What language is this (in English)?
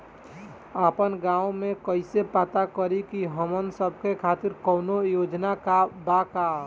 Bhojpuri